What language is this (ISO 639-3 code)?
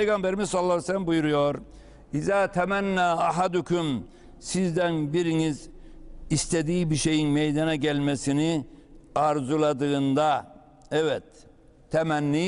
tur